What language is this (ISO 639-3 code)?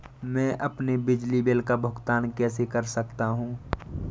hin